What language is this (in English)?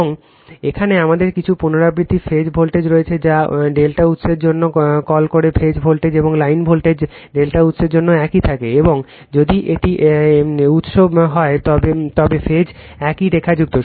Bangla